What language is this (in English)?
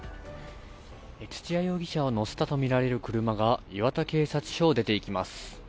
Japanese